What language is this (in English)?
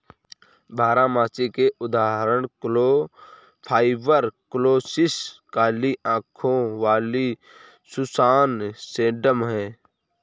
Hindi